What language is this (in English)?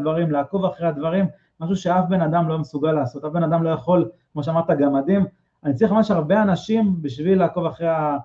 Hebrew